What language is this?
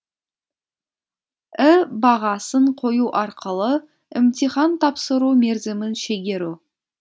Kazakh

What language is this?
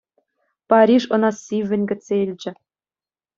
Chuvash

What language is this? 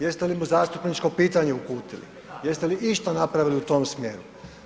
Croatian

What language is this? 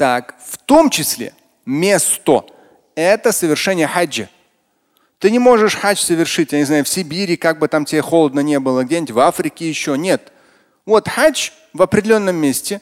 Russian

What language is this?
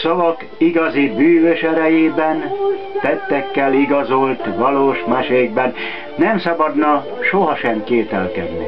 Hungarian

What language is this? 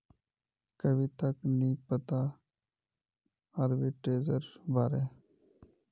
Magahi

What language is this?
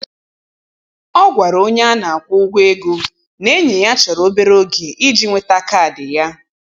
Igbo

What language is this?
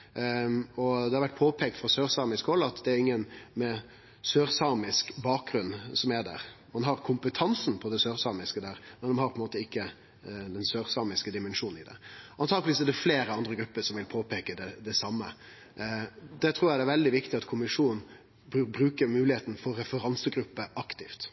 Norwegian Nynorsk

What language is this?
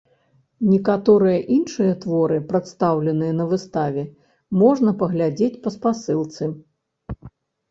Belarusian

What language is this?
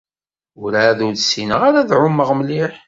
Kabyle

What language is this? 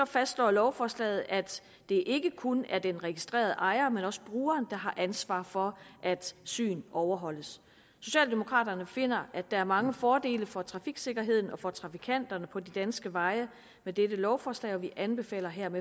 Danish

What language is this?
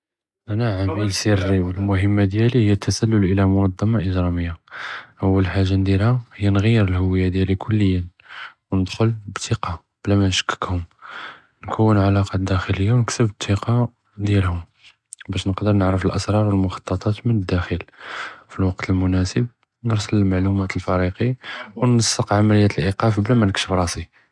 Judeo-Arabic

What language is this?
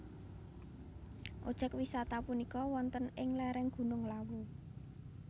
Javanese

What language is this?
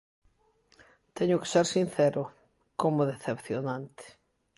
Galician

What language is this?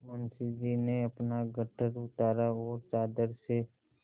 Hindi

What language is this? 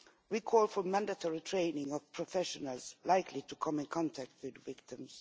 English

